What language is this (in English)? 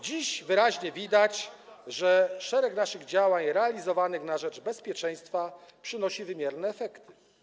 Polish